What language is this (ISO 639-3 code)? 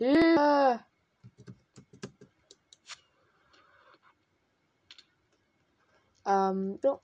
deu